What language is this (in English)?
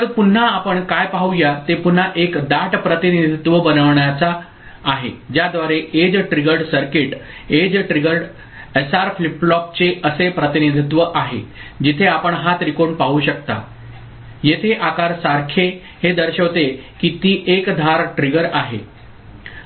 Marathi